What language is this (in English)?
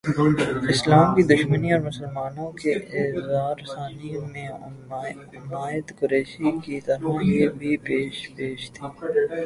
Urdu